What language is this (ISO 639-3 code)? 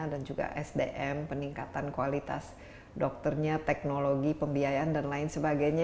ind